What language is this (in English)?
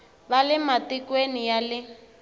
Tsonga